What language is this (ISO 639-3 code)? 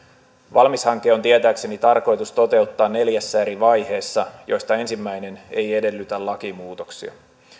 fin